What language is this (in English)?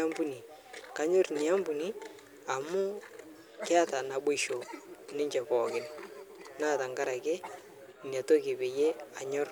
Masai